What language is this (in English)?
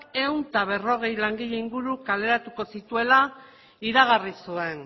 Basque